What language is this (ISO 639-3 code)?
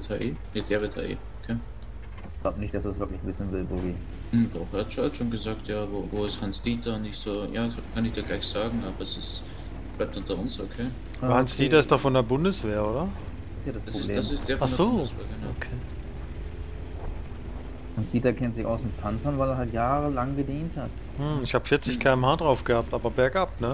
deu